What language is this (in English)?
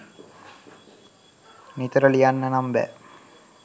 Sinhala